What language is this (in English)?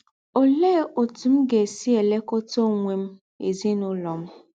Igbo